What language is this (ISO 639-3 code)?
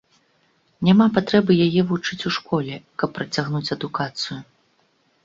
bel